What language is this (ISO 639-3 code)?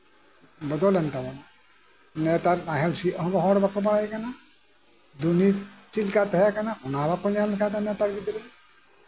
sat